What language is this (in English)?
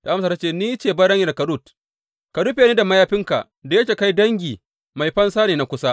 Hausa